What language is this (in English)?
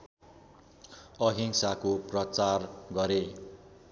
Nepali